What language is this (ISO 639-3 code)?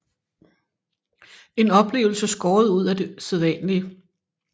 dan